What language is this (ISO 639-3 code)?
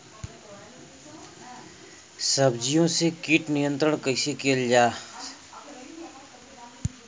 bho